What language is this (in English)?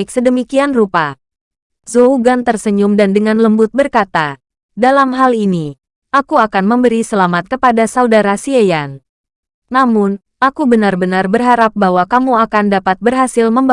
Indonesian